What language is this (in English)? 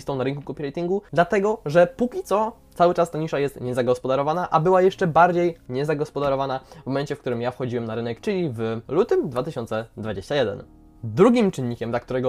Polish